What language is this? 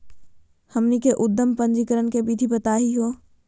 Magahi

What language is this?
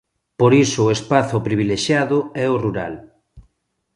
Galician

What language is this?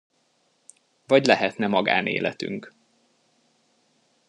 Hungarian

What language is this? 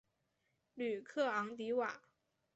Chinese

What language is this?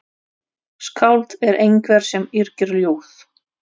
Icelandic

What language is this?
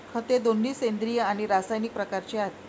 Marathi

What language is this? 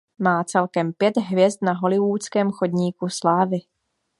Czech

